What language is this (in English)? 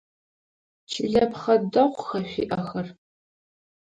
Adyghe